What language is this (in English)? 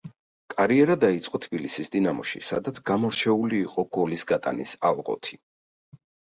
Georgian